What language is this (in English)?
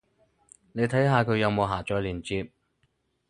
Cantonese